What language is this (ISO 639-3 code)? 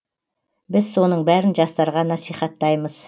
kaz